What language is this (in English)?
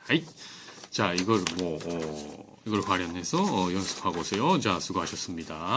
Japanese